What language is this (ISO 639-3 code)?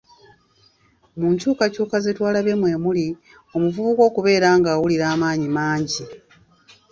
lug